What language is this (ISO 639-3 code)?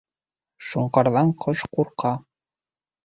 bak